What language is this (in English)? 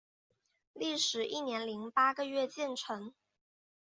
Chinese